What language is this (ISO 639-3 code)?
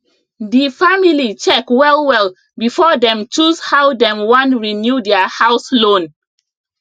pcm